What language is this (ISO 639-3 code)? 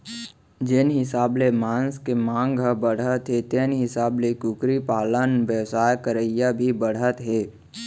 hne